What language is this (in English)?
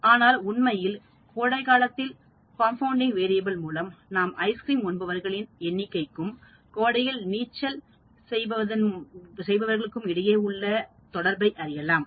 Tamil